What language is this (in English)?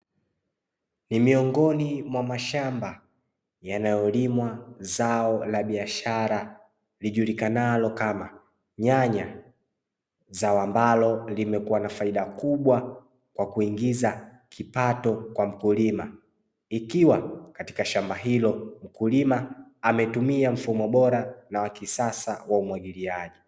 Swahili